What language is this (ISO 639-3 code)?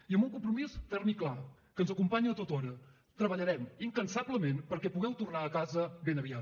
cat